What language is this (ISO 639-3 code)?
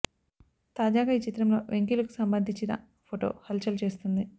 tel